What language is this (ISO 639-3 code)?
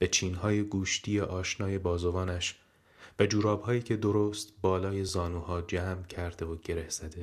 fas